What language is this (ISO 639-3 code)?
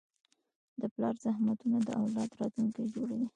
pus